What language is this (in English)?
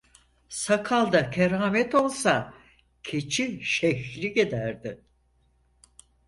Turkish